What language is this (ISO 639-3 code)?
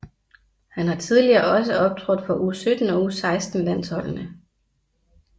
dan